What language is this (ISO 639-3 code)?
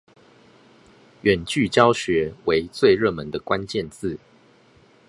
zho